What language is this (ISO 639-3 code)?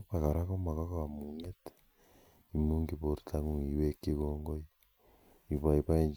kln